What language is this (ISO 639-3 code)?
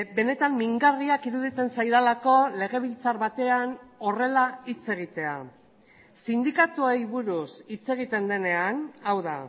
eus